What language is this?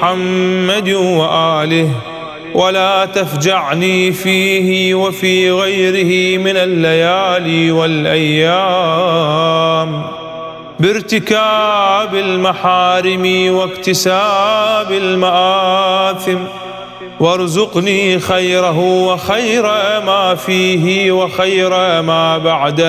Arabic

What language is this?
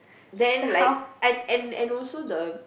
English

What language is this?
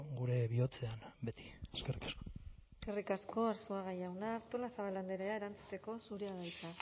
Basque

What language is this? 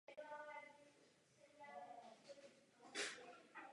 Czech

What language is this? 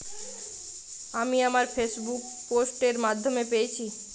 Bangla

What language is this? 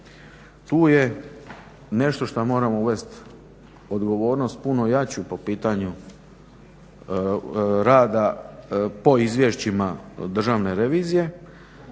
Croatian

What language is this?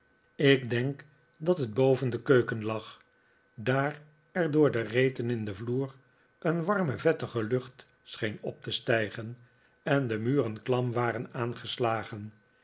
Dutch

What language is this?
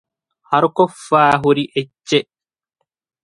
Divehi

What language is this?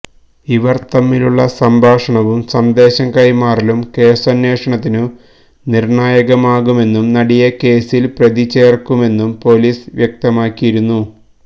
Malayalam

